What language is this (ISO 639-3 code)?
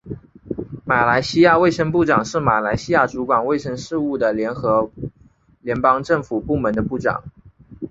zho